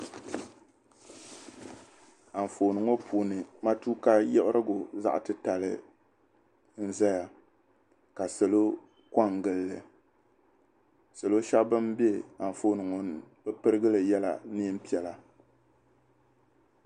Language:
Dagbani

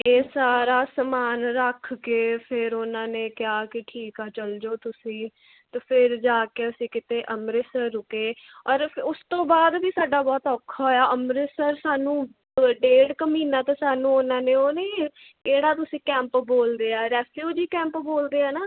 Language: Punjabi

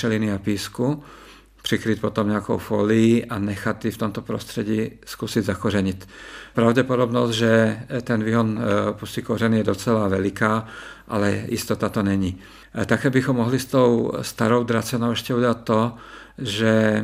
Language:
Czech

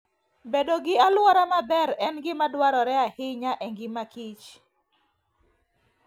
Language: Luo (Kenya and Tanzania)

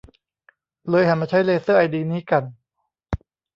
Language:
Thai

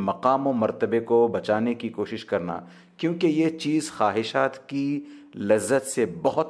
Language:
Hindi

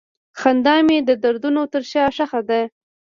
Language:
Pashto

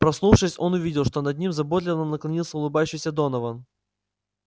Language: Russian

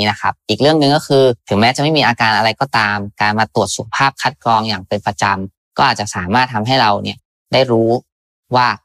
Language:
Thai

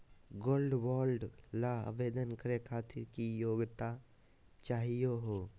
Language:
Magahi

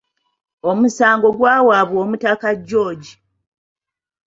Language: Ganda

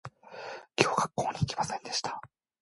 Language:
Japanese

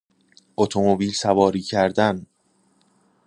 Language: Persian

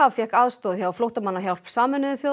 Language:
Icelandic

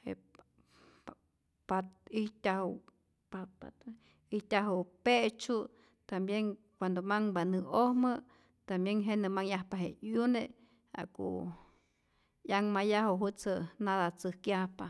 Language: Rayón Zoque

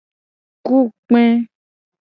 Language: Gen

